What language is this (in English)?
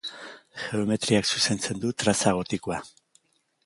Basque